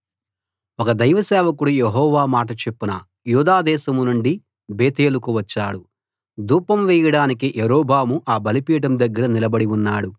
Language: Telugu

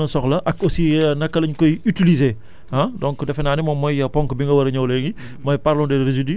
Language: Wolof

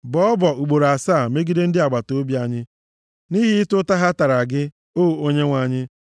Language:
Igbo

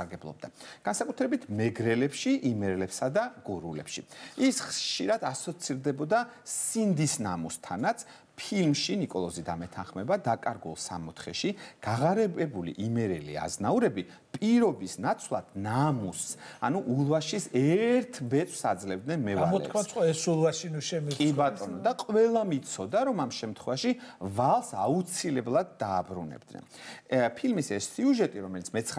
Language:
Romanian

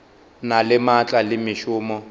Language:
Northern Sotho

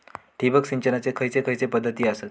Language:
Marathi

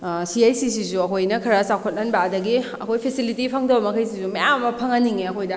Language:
Manipuri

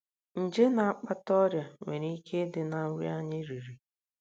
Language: Igbo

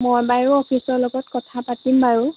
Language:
Assamese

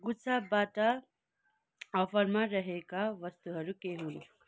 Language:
Nepali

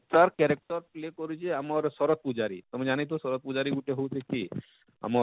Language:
Odia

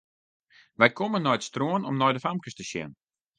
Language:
Western Frisian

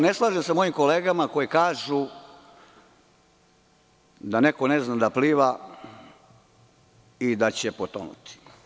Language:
Serbian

